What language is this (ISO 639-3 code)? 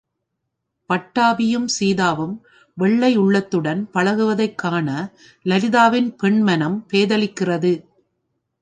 tam